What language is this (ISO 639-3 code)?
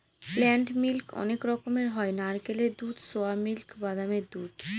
ben